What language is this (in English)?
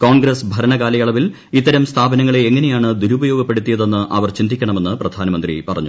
Malayalam